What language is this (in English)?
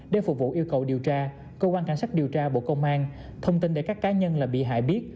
Vietnamese